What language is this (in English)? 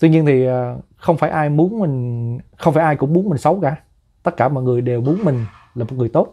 Vietnamese